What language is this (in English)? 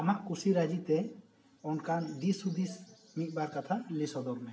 Santali